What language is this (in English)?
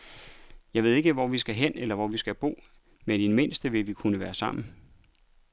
Danish